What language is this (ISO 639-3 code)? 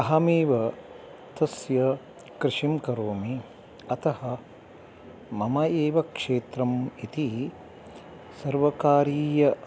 san